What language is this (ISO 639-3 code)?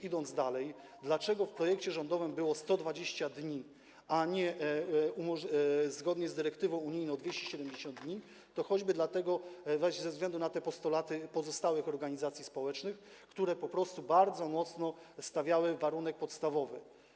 pol